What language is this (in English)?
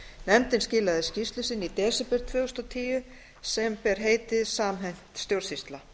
Icelandic